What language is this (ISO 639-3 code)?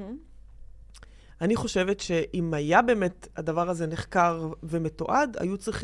heb